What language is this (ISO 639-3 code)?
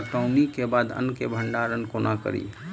mai